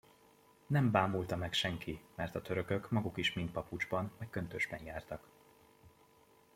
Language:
Hungarian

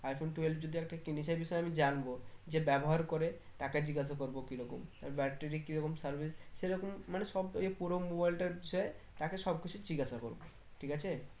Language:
Bangla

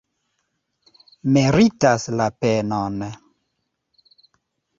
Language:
Esperanto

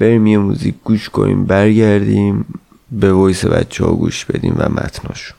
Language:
Persian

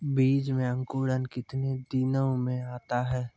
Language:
Maithili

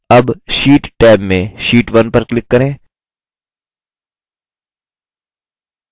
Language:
Hindi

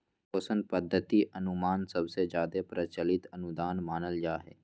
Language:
Magahi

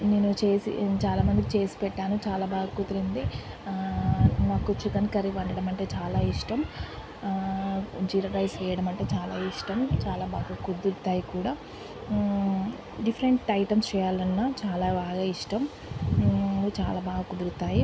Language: Telugu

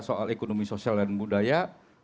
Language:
Indonesian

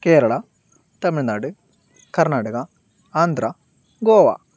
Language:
Malayalam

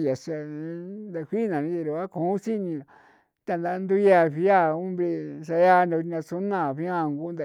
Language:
San Felipe Otlaltepec Popoloca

